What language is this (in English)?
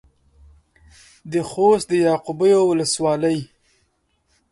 Pashto